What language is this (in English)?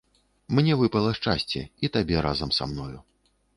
Belarusian